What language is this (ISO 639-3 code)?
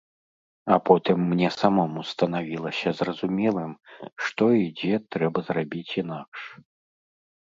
bel